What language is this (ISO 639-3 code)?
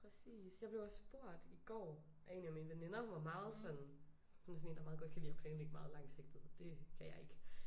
dan